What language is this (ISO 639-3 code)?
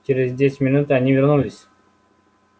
rus